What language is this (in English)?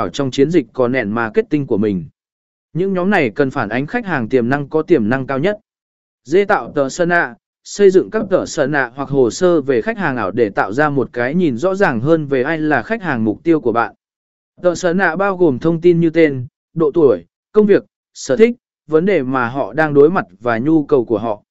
Vietnamese